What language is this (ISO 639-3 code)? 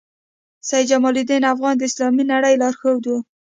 pus